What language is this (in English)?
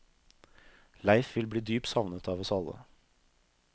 Norwegian